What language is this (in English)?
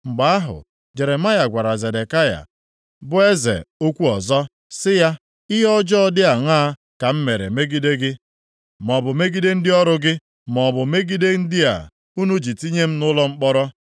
Igbo